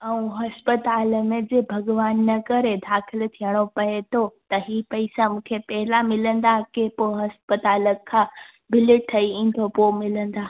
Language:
Sindhi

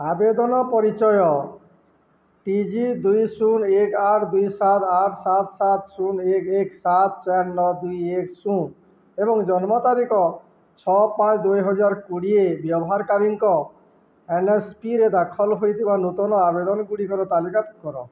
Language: Odia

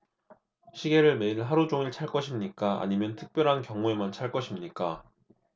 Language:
Korean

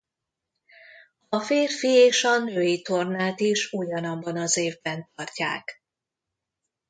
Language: Hungarian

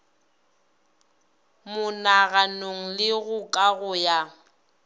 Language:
Northern Sotho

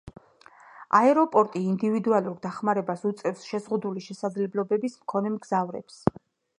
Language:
Georgian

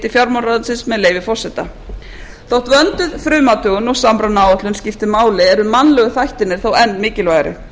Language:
Icelandic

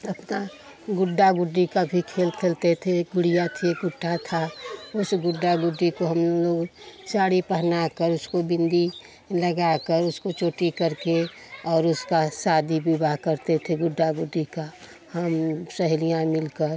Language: Hindi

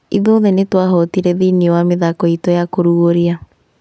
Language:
Kikuyu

